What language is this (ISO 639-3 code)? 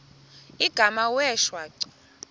xho